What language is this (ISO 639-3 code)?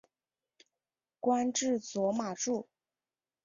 zho